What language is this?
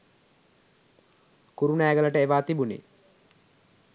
Sinhala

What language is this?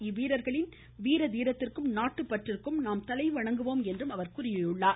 Tamil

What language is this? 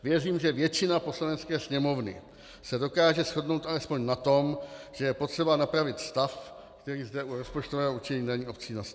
Czech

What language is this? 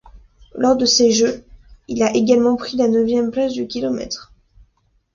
French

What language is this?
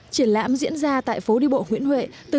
Vietnamese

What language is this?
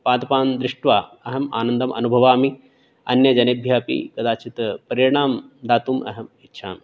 Sanskrit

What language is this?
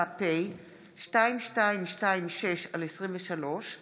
Hebrew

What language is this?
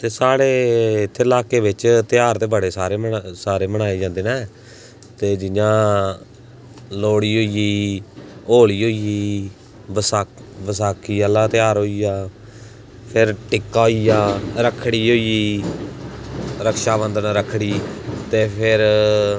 Dogri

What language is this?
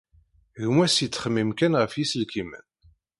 Kabyle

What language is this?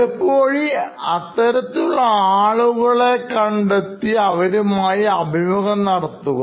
Malayalam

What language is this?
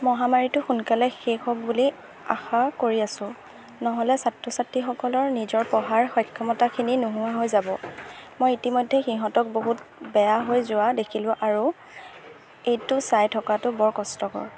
Assamese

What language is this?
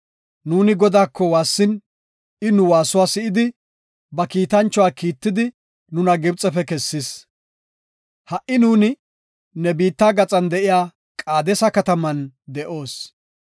Gofa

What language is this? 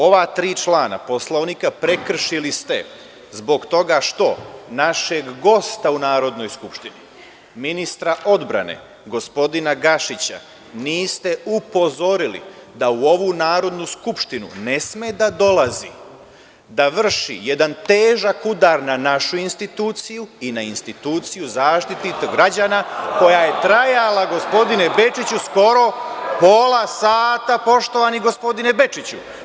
Serbian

